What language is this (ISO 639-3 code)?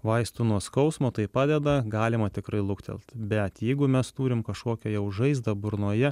lit